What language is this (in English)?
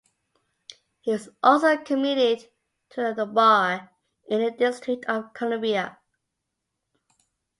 English